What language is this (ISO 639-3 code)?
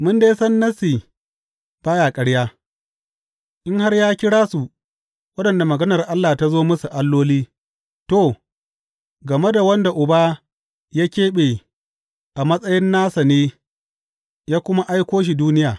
hau